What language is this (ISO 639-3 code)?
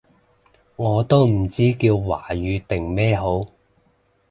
yue